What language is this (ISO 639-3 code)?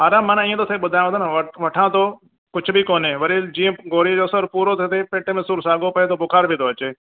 snd